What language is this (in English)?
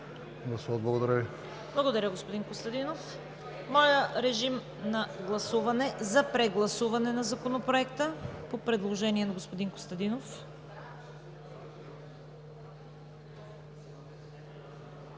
Bulgarian